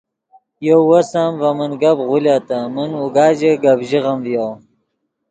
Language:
Yidgha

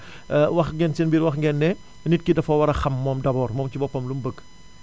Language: Wolof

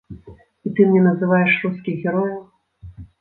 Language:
Belarusian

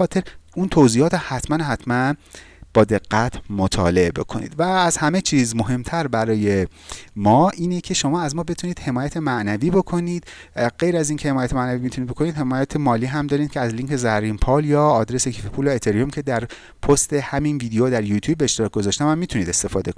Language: Persian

